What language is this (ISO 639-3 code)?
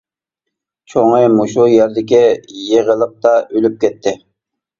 uig